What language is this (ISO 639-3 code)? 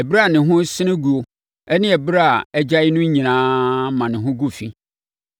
aka